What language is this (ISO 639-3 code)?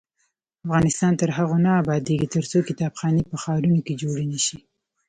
pus